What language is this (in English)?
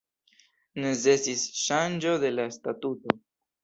Esperanto